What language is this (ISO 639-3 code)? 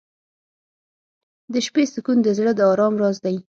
pus